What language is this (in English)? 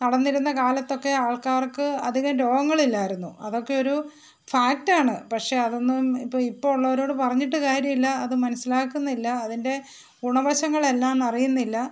Malayalam